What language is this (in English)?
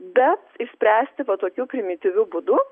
Lithuanian